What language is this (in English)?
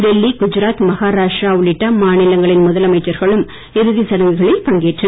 Tamil